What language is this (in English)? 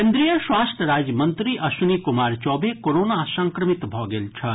Maithili